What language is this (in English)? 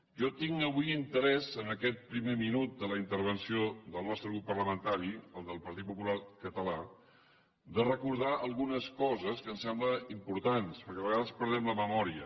Catalan